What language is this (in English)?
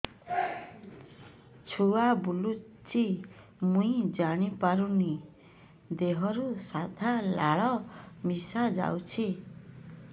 Odia